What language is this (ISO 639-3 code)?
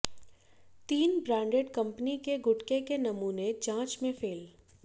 hin